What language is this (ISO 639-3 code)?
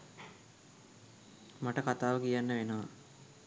sin